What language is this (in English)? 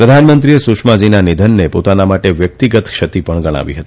Gujarati